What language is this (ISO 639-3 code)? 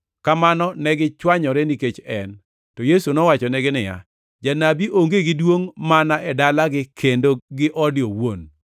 luo